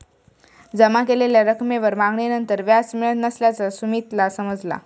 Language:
Marathi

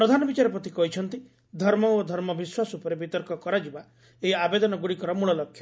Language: Odia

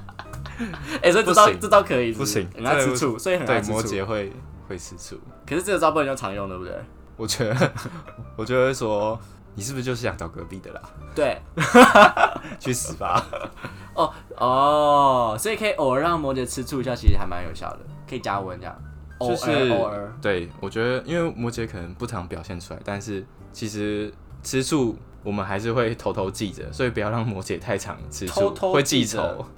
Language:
Chinese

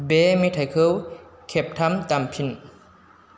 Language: Bodo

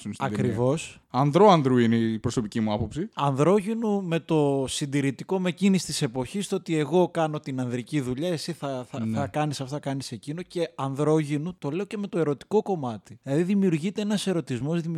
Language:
Greek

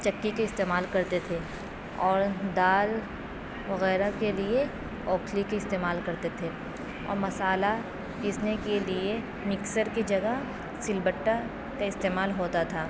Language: Urdu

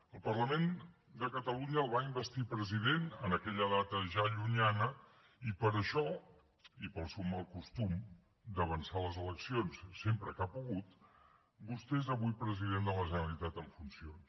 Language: Catalan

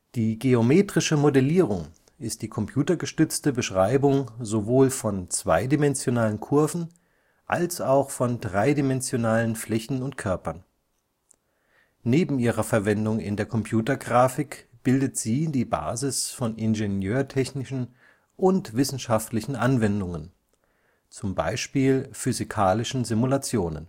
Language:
German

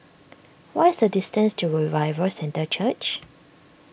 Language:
English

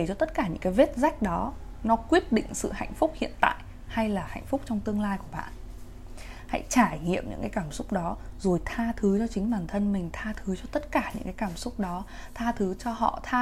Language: Vietnamese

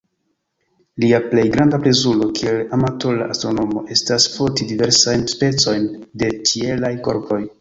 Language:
Esperanto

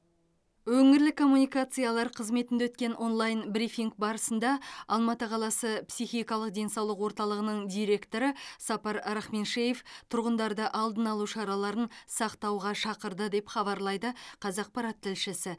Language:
Kazakh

